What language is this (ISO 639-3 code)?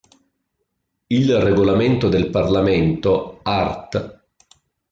ita